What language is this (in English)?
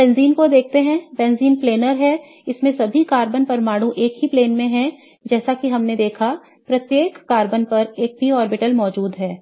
Hindi